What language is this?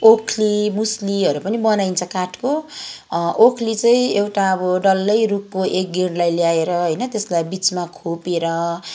Nepali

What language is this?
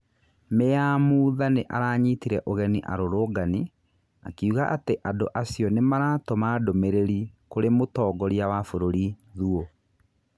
Kikuyu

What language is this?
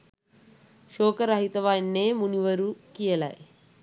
Sinhala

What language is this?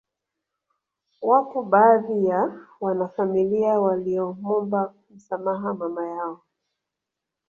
Swahili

